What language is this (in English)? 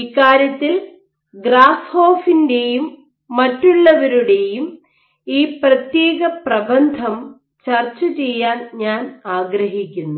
Malayalam